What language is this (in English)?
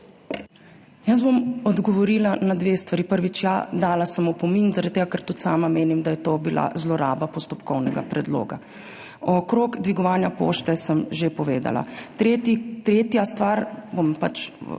Slovenian